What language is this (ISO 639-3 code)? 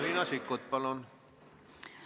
est